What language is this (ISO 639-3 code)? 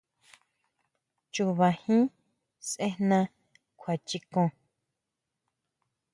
mau